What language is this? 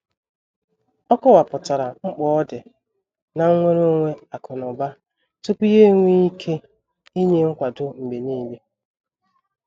Igbo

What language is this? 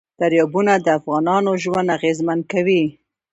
Pashto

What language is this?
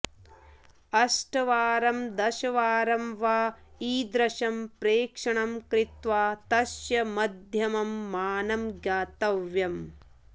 Sanskrit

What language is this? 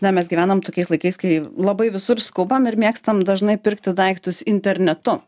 Lithuanian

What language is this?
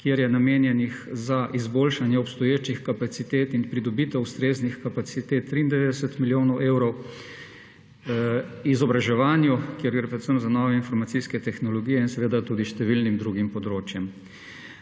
Slovenian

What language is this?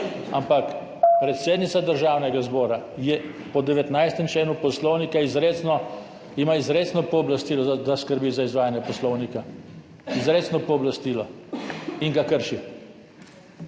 Slovenian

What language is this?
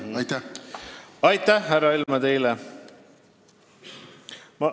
Estonian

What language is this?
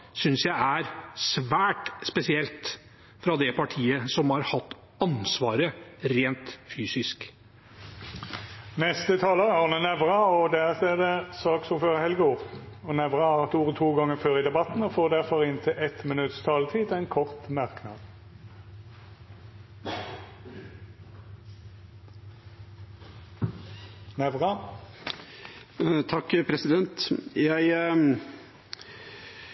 Norwegian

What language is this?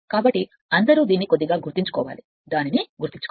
Telugu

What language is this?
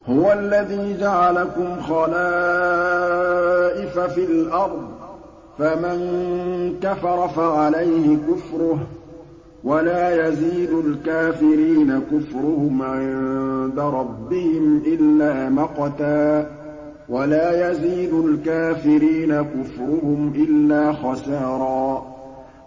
Arabic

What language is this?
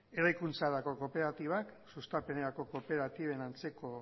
Basque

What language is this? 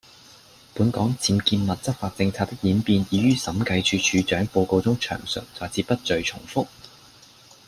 Cantonese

